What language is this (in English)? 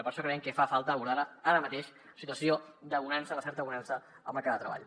Catalan